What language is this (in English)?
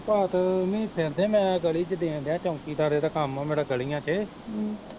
Punjabi